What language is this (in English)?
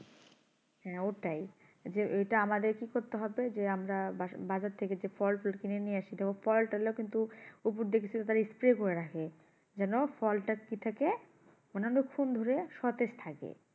Bangla